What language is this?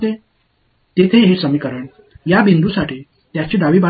Tamil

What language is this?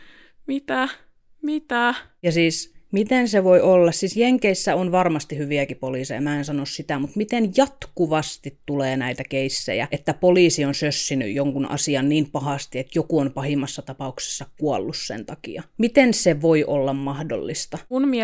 Finnish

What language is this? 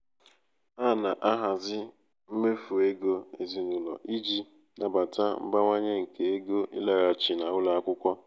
Igbo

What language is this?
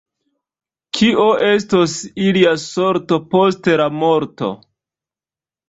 Esperanto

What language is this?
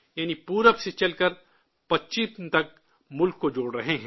Urdu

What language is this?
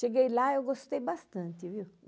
Portuguese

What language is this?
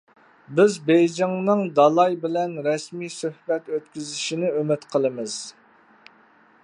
Uyghur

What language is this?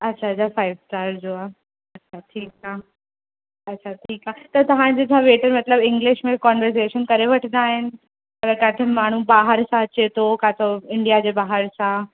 Sindhi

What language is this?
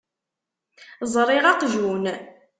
Kabyle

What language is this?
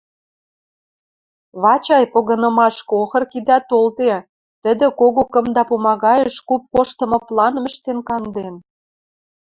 Western Mari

